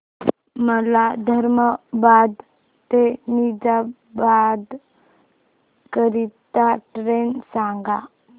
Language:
Marathi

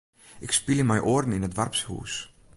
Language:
Western Frisian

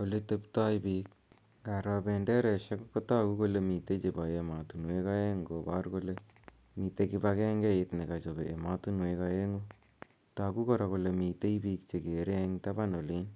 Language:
Kalenjin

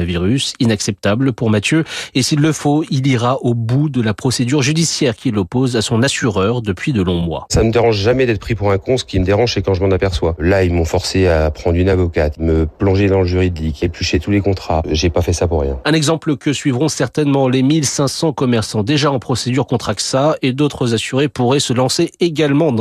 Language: French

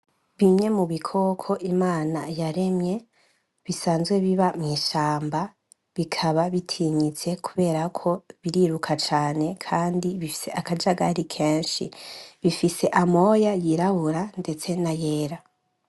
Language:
Rundi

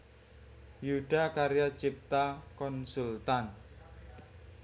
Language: Javanese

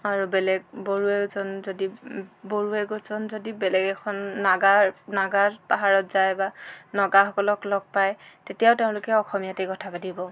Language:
Assamese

